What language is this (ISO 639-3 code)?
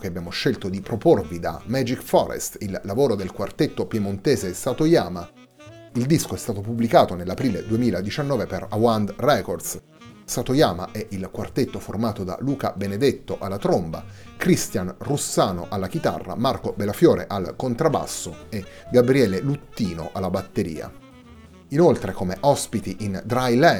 ita